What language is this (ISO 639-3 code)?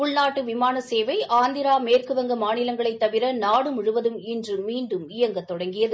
tam